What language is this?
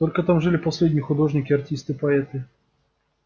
Russian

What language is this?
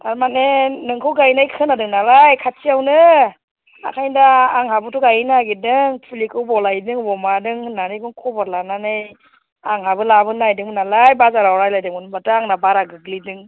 Bodo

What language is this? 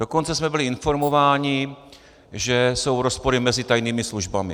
Czech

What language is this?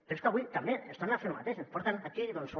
Catalan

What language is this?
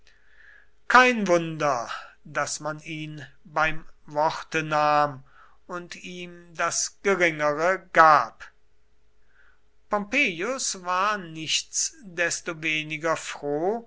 German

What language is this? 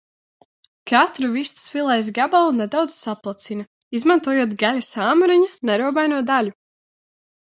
Latvian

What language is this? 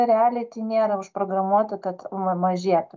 Lithuanian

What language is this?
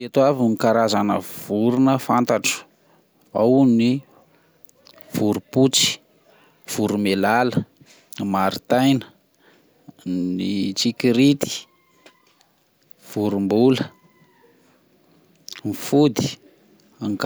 Malagasy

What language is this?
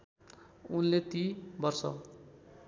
Nepali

